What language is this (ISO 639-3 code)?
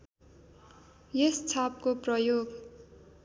nep